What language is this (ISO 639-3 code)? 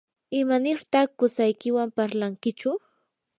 qur